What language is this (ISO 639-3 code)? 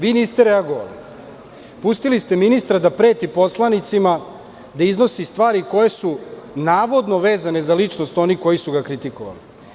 srp